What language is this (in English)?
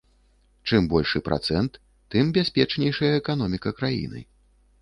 Belarusian